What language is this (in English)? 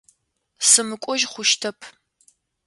Adyghe